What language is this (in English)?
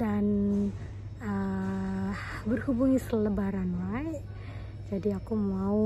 Indonesian